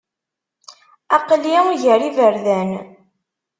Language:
Kabyle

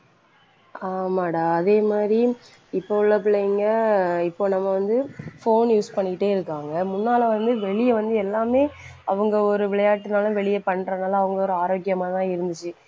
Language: Tamil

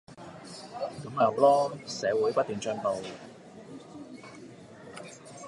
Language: Cantonese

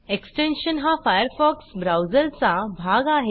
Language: Marathi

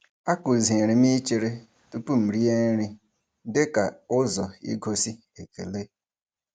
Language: Igbo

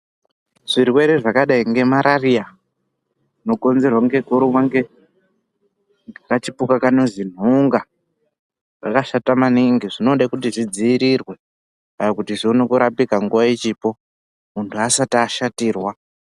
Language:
Ndau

